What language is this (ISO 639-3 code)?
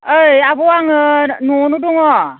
brx